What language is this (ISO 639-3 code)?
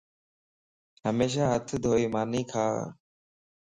lss